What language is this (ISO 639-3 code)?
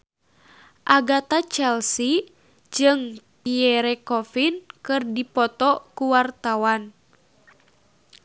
sun